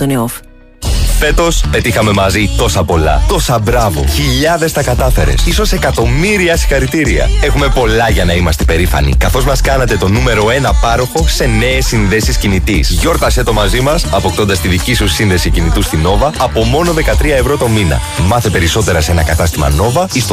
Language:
Greek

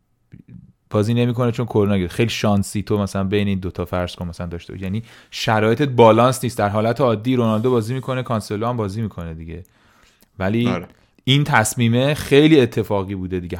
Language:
Persian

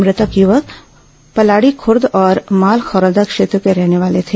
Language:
Hindi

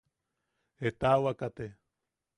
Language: Yaqui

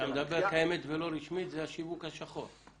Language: Hebrew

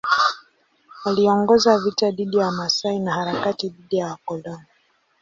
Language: Swahili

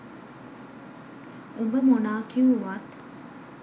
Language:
Sinhala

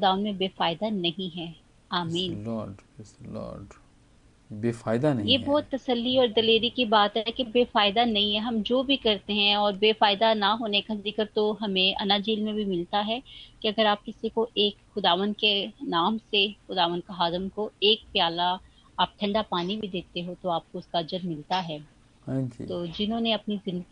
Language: Hindi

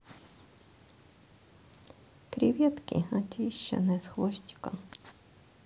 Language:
Russian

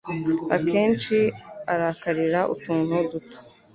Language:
Kinyarwanda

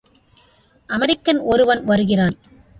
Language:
Tamil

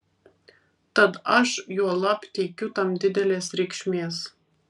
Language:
Lithuanian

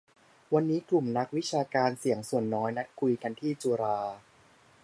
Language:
Thai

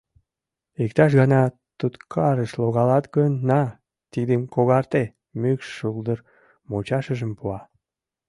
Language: Mari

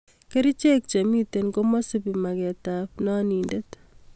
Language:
Kalenjin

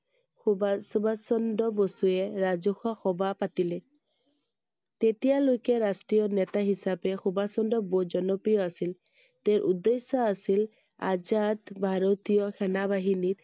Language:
Assamese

